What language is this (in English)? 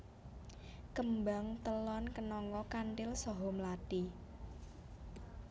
Javanese